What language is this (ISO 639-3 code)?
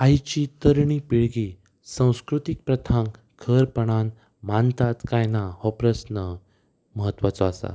kok